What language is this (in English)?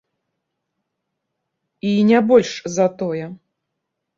Belarusian